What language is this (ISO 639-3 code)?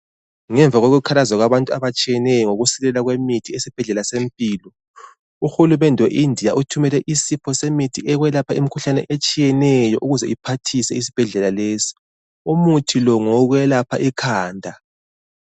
nde